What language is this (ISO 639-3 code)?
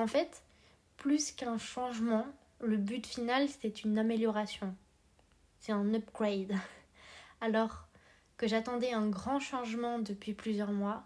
fra